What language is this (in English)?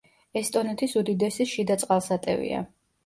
Georgian